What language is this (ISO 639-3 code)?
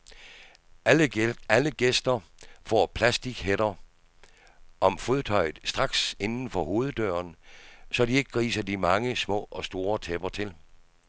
dan